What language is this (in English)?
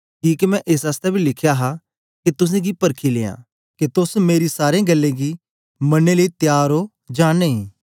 Dogri